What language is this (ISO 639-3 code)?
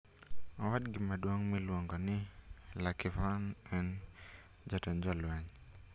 luo